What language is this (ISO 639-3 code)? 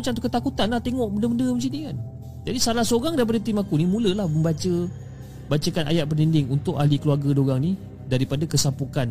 msa